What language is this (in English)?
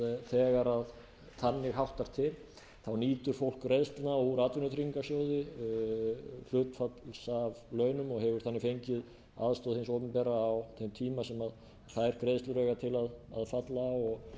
Icelandic